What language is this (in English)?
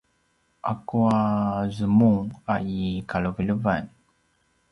Paiwan